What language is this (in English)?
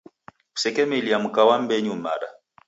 Taita